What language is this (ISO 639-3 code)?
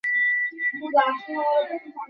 ben